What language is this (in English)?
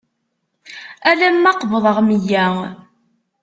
Kabyle